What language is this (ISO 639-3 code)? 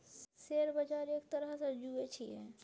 mai